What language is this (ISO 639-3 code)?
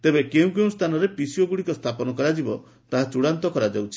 ori